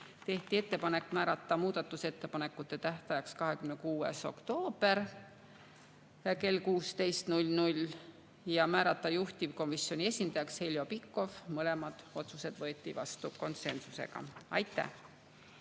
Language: Estonian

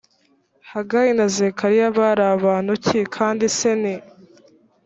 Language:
Kinyarwanda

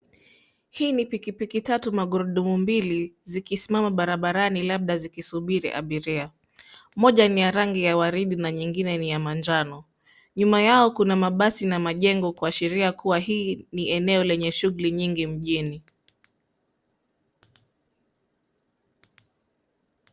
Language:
Swahili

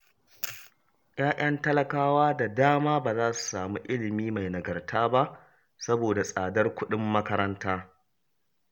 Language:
Hausa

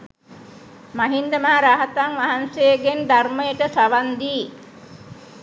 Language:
Sinhala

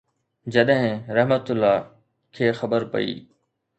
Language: Sindhi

